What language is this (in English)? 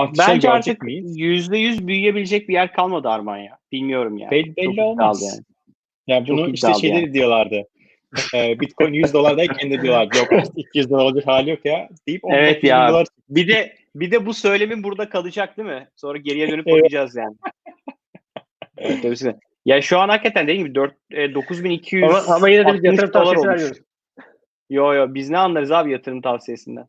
Turkish